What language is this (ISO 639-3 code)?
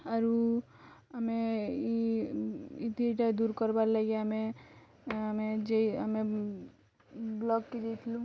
ori